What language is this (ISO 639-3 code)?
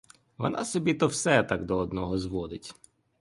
ukr